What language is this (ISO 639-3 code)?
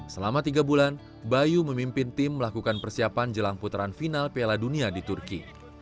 ind